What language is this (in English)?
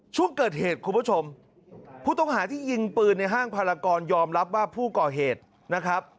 Thai